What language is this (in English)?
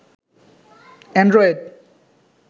Bangla